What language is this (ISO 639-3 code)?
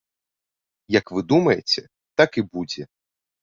bel